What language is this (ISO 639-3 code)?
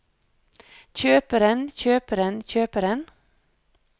nor